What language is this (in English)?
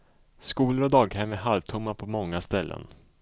Swedish